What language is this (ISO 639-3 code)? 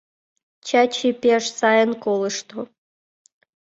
chm